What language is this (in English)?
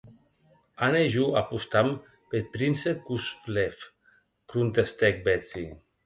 Occitan